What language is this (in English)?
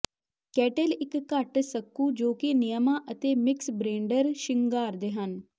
Punjabi